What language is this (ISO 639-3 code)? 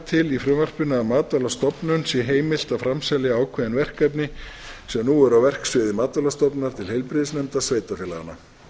isl